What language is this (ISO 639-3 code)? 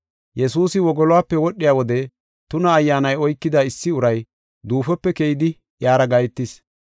gof